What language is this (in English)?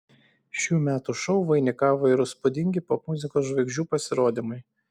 Lithuanian